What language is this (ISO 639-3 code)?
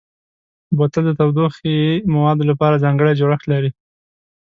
pus